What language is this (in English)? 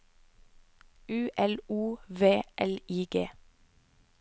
Norwegian